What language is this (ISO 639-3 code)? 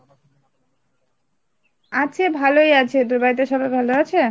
ben